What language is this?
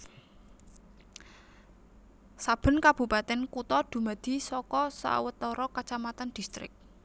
Javanese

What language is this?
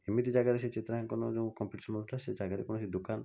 Odia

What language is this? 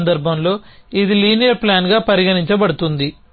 Telugu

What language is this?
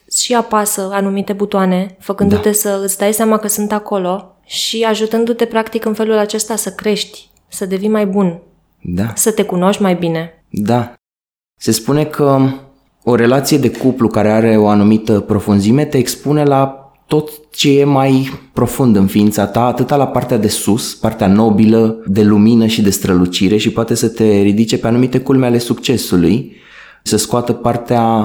Romanian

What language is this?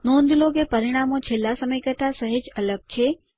Gujarati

